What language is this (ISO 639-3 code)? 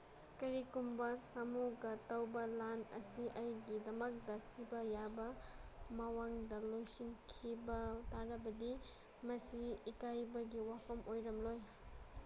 mni